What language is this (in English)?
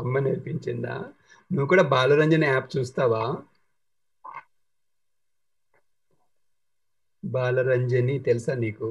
Telugu